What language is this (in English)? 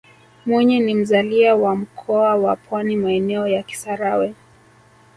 Swahili